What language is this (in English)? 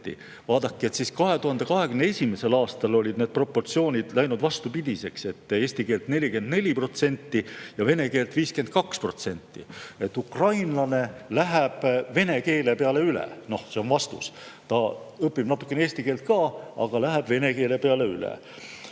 Estonian